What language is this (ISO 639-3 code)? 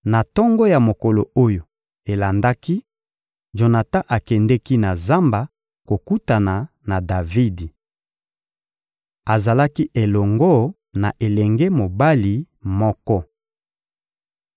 lin